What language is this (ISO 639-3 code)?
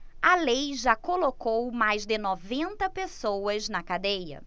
por